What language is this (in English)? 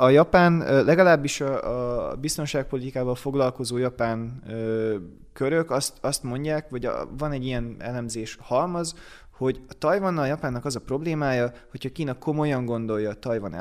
Hungarian